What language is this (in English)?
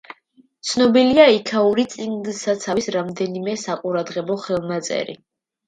Georgian